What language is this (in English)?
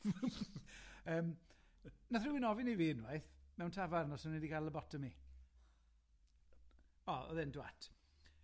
Welsh